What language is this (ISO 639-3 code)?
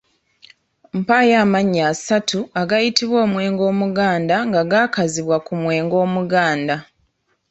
lug